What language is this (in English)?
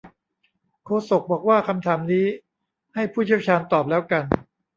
Thai